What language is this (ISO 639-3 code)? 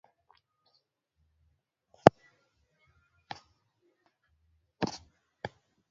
kln